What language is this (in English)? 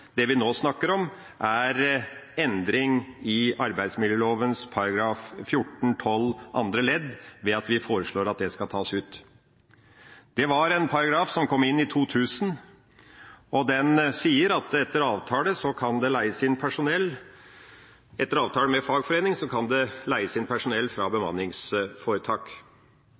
Norwegian Bokmål